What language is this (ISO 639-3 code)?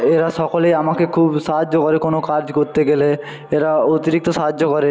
ben